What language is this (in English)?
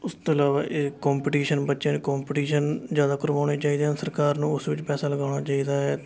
Punjabi